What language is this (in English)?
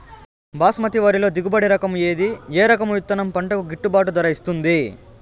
Telugu